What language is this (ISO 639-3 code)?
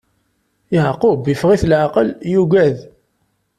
kab